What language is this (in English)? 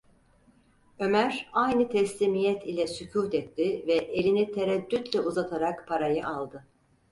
Turkish